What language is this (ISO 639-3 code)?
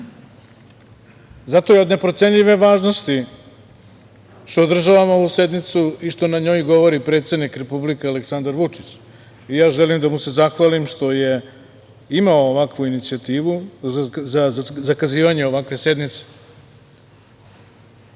srp